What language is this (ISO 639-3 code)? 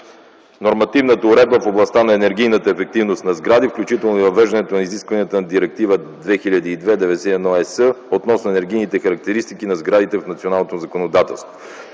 bul